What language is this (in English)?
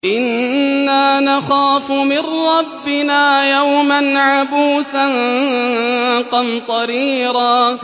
Arabic